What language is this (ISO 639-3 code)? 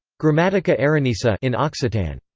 eng